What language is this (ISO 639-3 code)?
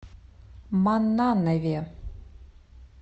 rus